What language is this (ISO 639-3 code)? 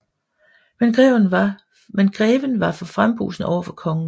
dan